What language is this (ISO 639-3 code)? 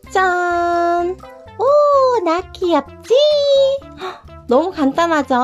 kor